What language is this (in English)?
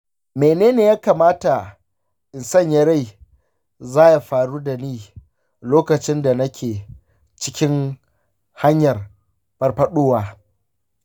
Hausa